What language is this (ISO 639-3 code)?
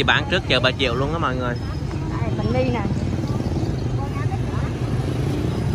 vie